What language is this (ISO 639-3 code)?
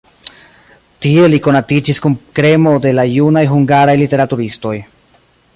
epo